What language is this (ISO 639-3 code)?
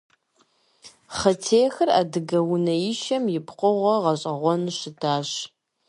kbd